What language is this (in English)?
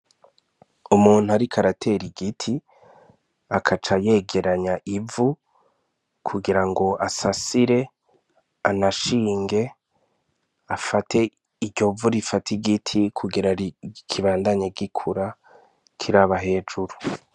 Rundi